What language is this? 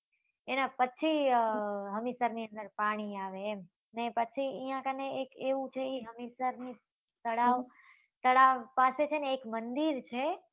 Gujarati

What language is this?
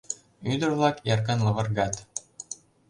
Mari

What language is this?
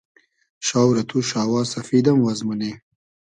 Hazaragi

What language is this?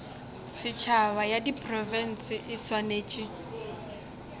Northern Sotho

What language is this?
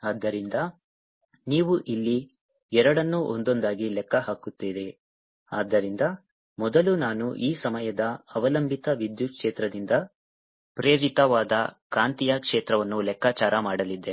Kannada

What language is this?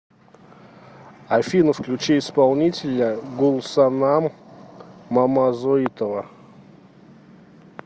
Russian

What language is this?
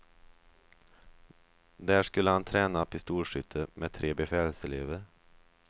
Swedish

